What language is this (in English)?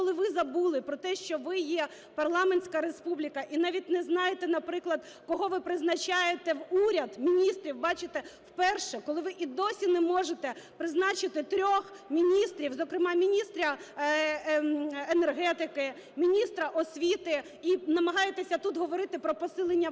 Ukrainian